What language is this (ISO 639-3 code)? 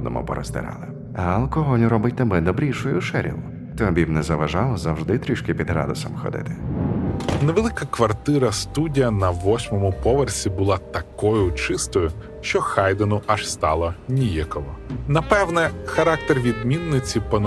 ukr